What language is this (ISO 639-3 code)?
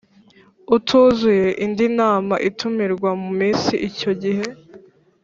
kin